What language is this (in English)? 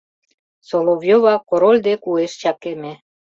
Mari